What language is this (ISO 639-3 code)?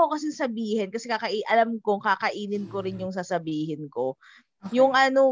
fil